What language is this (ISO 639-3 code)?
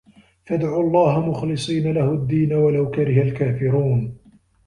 ara